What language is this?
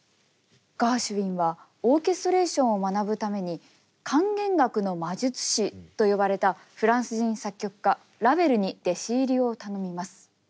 Japanese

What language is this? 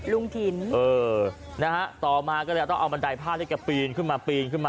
Thai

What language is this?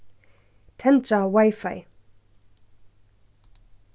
Faroese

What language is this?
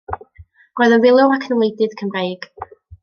Welsh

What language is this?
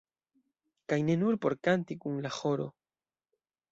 Esperanto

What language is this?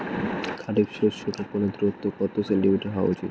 Bangla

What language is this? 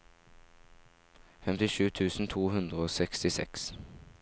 Norwegian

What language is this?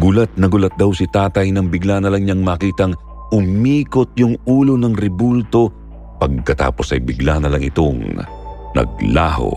Filipino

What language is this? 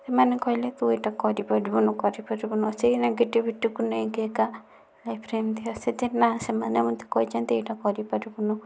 Odia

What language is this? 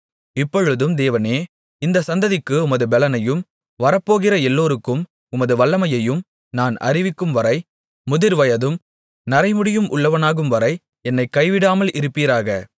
Tamil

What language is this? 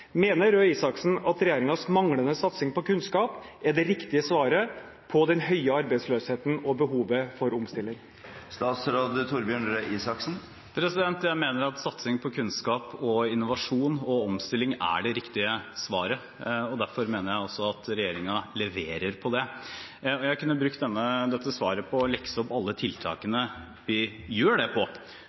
Norwegian Bokmål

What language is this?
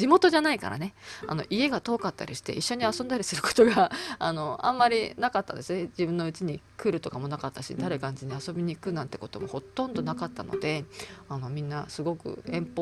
Japanese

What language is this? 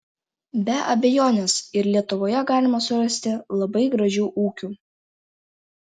Lithuanian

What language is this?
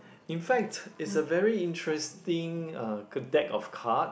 English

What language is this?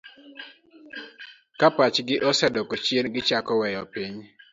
Luo (Kenya and Tanzania)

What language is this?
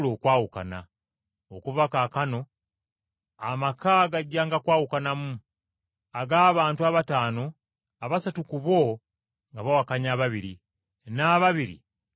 Ganda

